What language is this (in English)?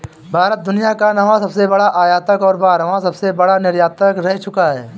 Hindi